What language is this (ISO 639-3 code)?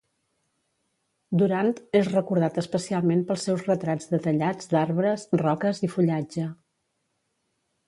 cat